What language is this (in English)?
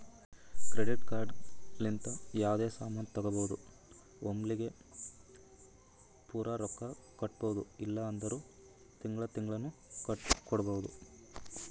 Kannada